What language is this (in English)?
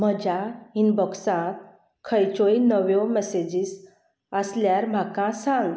Konkani